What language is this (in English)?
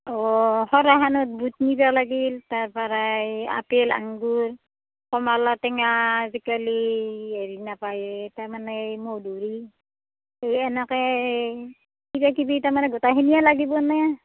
Assamese